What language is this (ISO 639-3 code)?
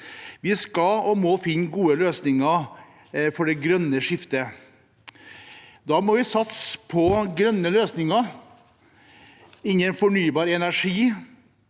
nor